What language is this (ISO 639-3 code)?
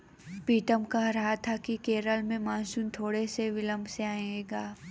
hin